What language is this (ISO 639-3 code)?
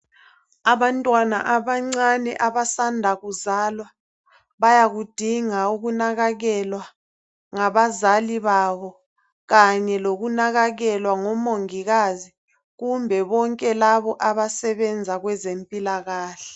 nde